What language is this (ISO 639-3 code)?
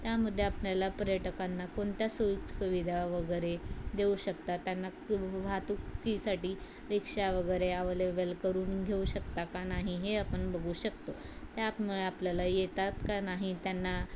mar